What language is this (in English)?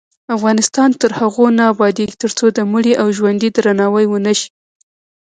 Pashto